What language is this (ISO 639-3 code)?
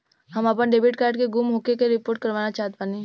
bho